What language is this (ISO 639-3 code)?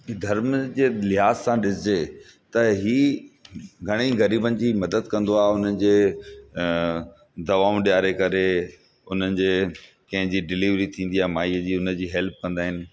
snd